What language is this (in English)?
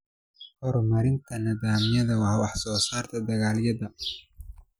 Somali